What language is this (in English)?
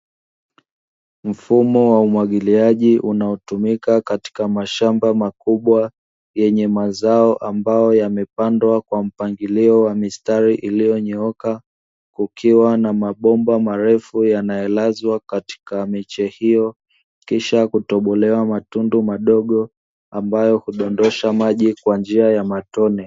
Swahili